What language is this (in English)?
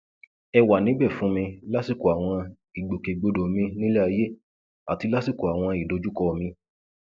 Yoruba